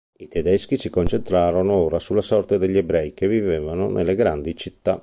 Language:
Italian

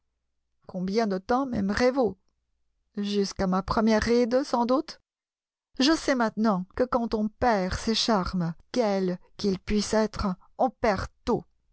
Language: French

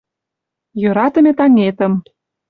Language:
Mari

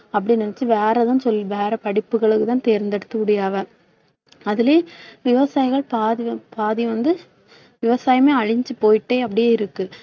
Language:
Tamil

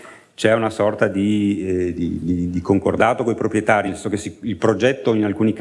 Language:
Italian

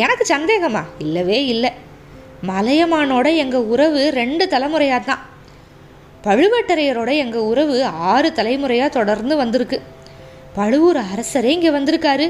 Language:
Tamil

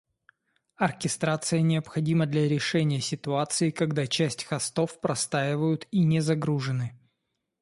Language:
Russian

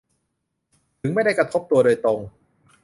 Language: Thai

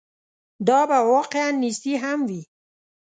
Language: Pashto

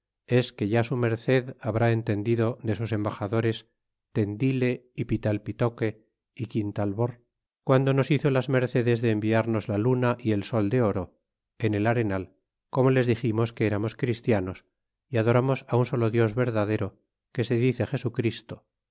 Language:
Spanish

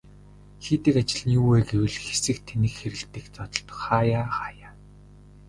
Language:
Mongolian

